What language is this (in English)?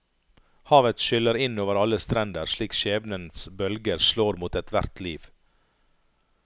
Norwegian